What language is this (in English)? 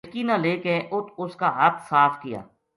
Gujari